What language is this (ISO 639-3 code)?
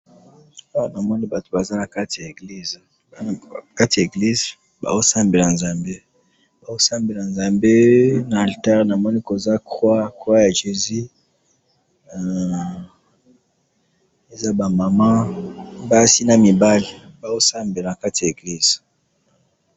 lin